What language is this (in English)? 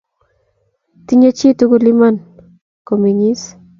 Kalenjin